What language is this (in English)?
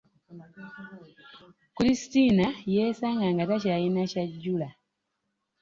Ganda